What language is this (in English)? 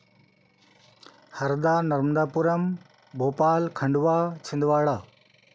Hindi